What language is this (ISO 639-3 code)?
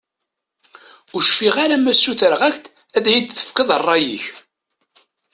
kab